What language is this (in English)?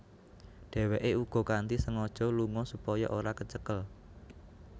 Javanese